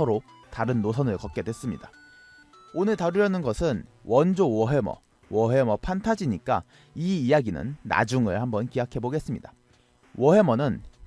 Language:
Korean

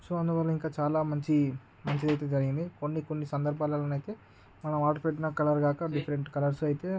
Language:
Telugu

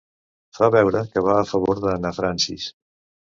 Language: Catalan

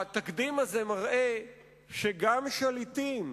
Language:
Hebrew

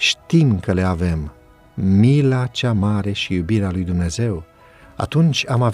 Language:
Romanian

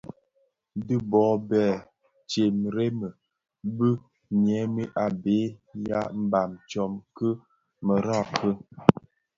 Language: Bafia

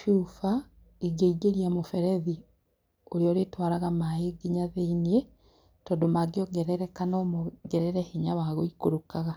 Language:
Kikuyu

